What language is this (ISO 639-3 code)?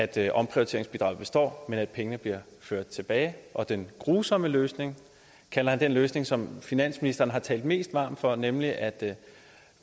dan